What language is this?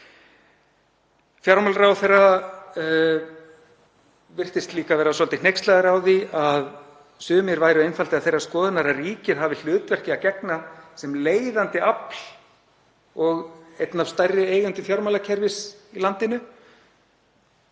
Icelandic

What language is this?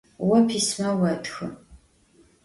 Adyghe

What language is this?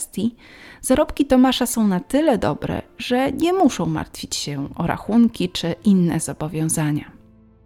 Polish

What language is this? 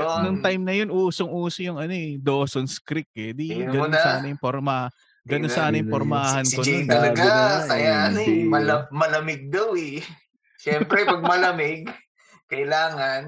Filipino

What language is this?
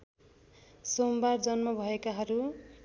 Nepali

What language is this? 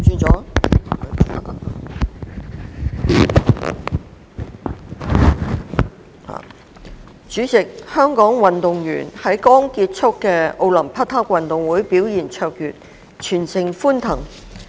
Cantonese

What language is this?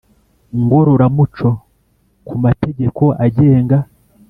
Kinyarwanda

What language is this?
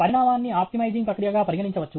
Telugu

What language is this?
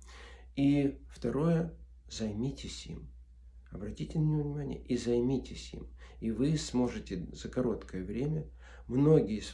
Russian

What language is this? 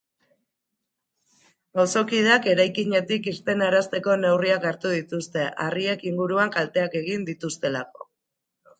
Basque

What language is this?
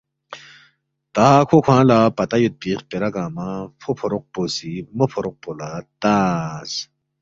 Balti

